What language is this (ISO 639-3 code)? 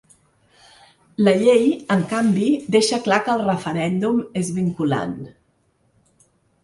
cat